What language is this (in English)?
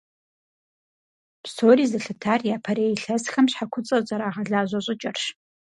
Kabardian